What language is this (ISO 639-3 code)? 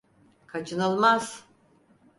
tur